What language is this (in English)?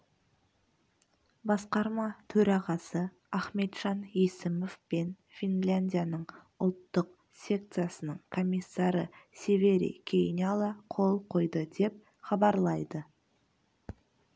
Kazakh